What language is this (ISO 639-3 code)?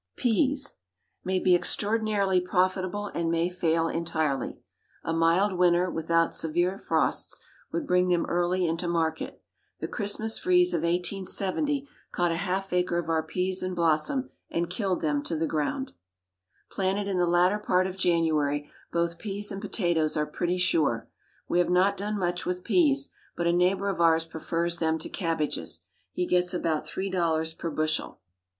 eng